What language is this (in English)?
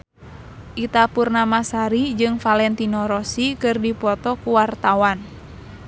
Sundanese